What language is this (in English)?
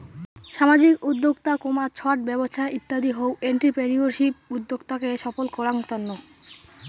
Bangla